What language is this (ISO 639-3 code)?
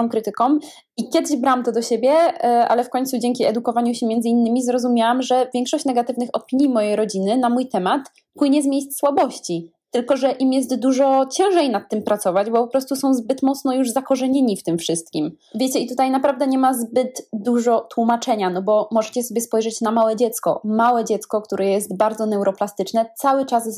pol